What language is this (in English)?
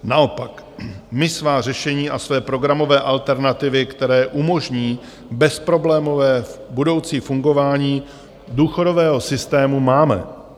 Czech